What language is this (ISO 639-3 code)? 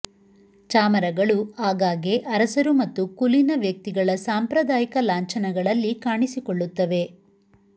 kan